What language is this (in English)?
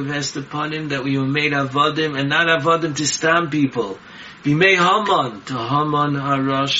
English